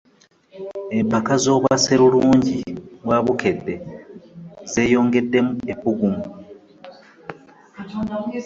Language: Ganda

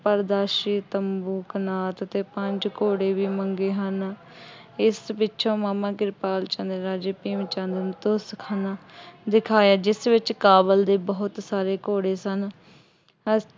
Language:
Punjabi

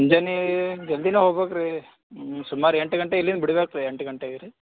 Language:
Kannada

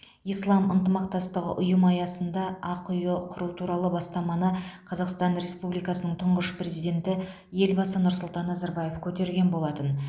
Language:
Kazakh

